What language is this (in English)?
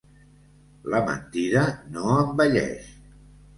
Catalan